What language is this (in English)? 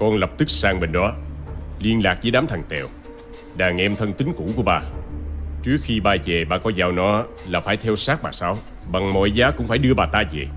Vietnamese